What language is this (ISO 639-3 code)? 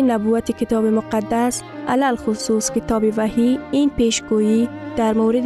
fas